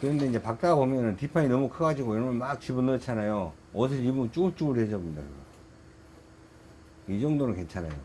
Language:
Korean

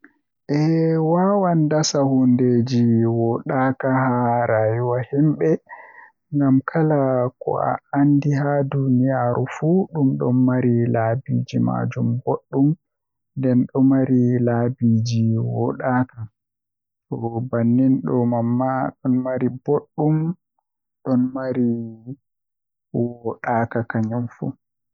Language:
Western Niger Fulfulde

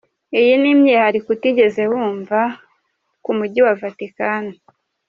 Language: Kinyarwanda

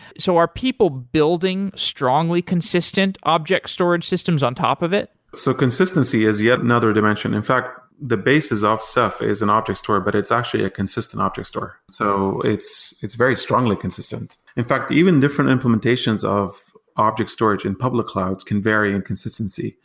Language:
English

